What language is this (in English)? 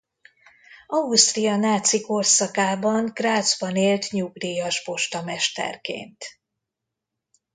Hungarian